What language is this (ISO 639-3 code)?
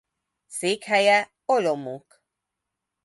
hun